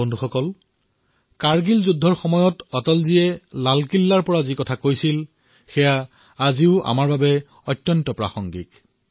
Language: Assamese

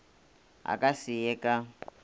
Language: Northern Sotho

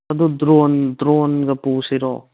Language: Manipuri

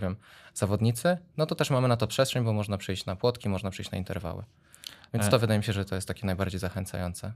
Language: Polish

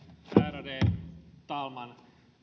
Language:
Finnish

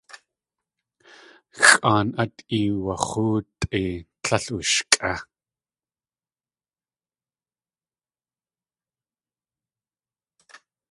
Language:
Tlingit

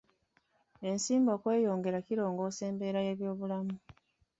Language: Ganda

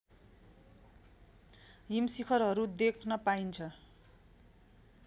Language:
Nepali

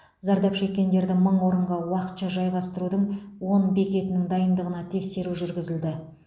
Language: Kazakh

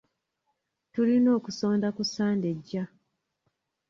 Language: Ganda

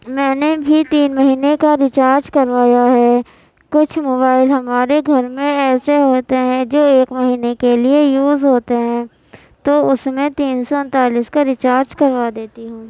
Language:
Urdu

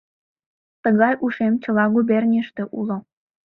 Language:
Mari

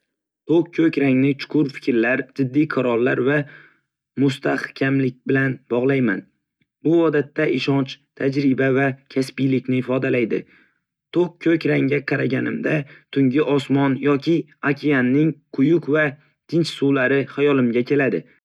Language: Uzbek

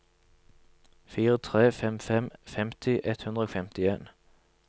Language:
Norwegian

